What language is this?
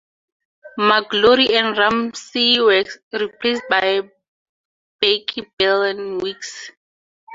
English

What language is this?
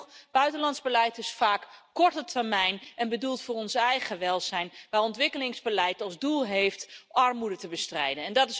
Dutch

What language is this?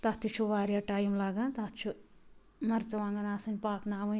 Kashmiri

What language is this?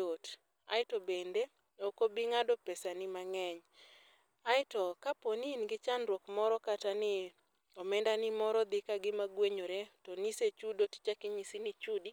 Luo (Kenya and Tanzania)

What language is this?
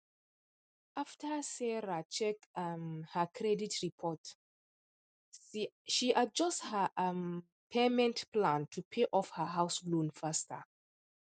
Nigerian Pidgin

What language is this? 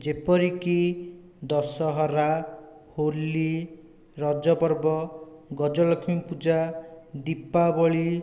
Odia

